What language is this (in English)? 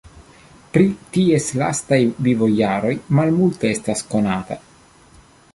Esperanto